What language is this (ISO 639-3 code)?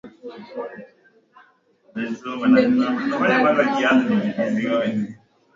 swa